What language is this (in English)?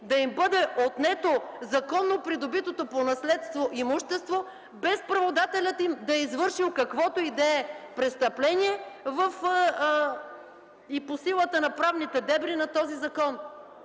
Bulgarian